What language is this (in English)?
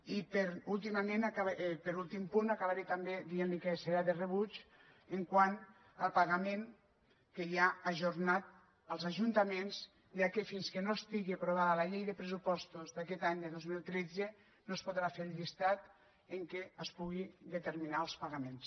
Catalan